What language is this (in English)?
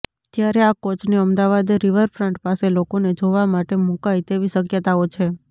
Gujarati